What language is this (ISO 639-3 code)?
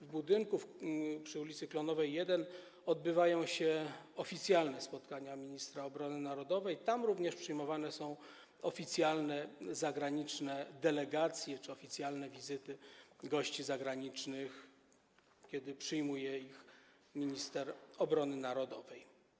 pol